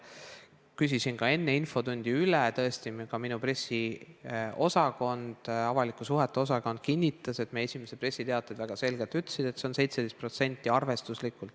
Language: Estonian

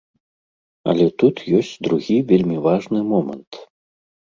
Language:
Belarusian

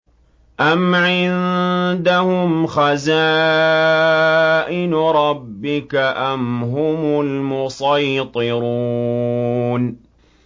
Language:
Arabic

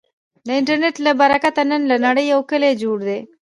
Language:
Pashto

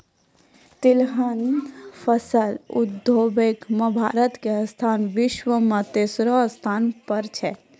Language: Maithili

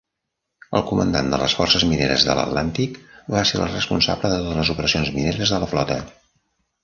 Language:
Catalan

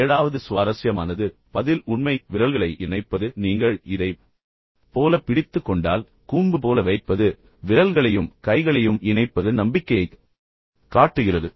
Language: Tamil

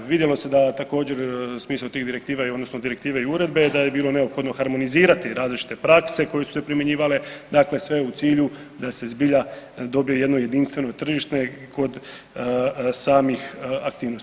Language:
Croatian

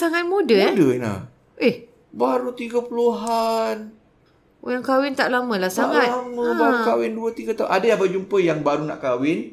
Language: Malay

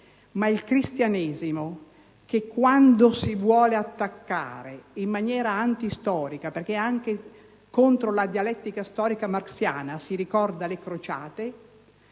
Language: Italian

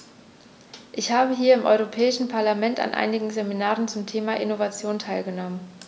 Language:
German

